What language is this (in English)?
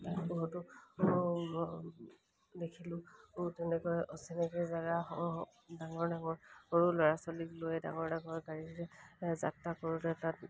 Assamese